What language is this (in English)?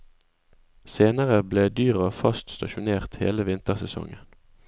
Norwegian